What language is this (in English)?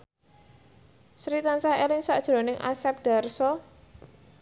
Javanese